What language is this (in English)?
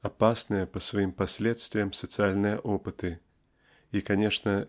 Russian